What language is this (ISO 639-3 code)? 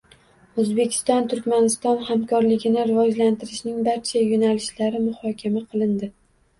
uzb